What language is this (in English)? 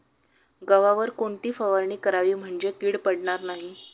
Marathi